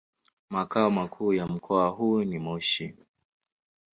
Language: Swahili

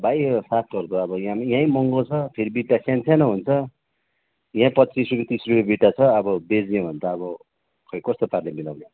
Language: Nepali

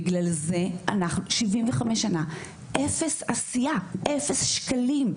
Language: Hebrew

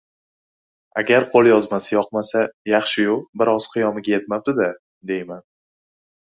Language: Uzbek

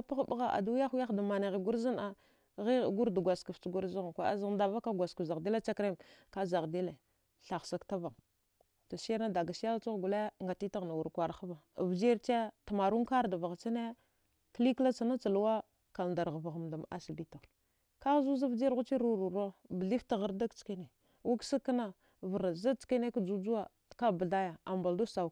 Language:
Dghwede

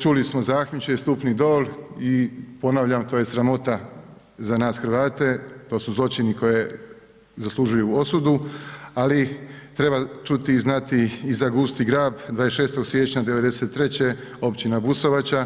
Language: Croatian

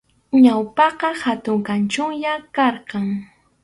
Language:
Arequipa-La Unión Quechua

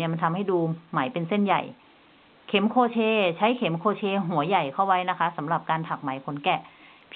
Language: Thai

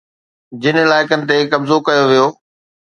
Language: Sindhi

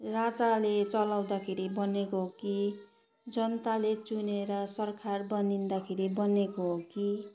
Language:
Nepali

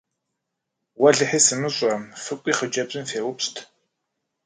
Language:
Kabardian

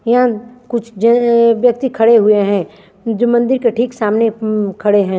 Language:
Hindi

